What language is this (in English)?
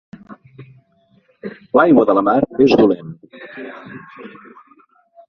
Catalan